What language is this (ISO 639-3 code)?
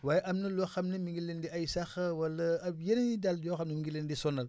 wol